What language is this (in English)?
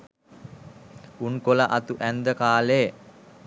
Sinhala